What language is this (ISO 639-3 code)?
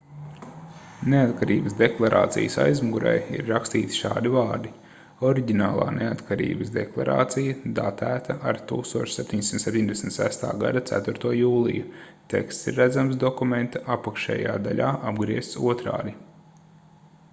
lav